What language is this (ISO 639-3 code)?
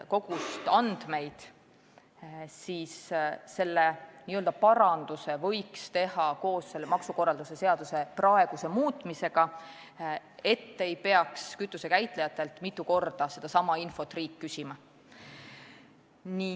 est